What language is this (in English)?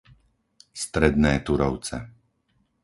Slovak